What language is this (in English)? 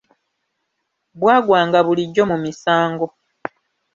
Ganda